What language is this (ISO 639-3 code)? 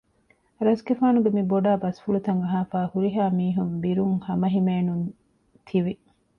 div